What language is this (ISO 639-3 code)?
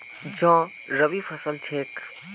mag